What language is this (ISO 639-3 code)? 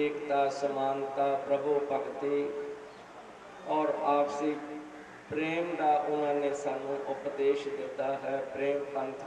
hin